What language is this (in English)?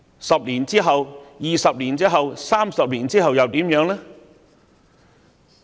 Cantonese